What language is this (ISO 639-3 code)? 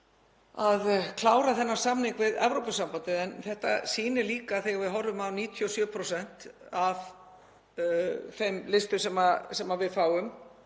isl